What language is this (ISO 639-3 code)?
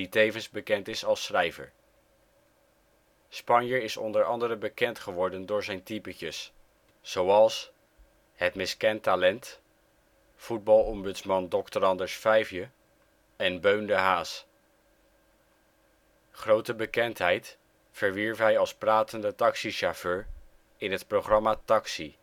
nld